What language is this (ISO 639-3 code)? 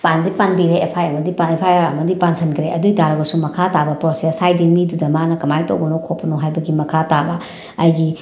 mni